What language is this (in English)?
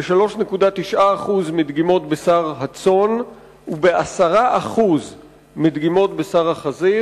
Hebrew